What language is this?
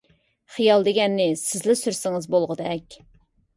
Uyghur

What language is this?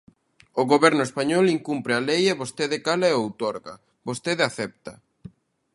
Galician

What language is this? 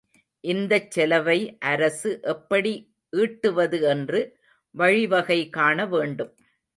Tamil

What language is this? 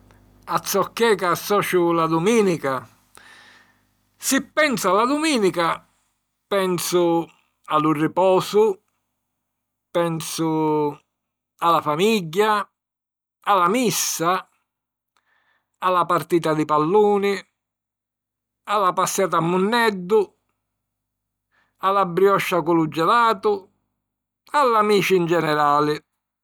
Sicilian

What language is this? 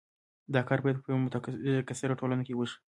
Pashto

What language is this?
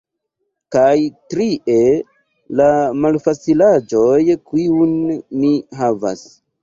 Esperanto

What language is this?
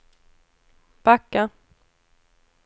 Swedish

